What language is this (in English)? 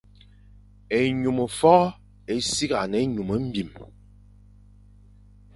Fang